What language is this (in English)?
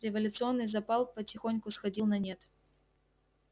Russian